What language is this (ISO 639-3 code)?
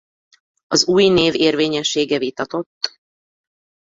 hun